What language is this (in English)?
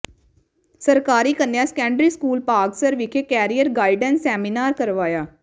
Punjabi